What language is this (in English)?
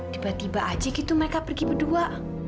Indonesian